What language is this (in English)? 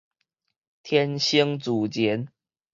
Min Nan Chinese